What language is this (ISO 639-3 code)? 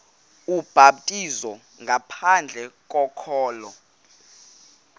xho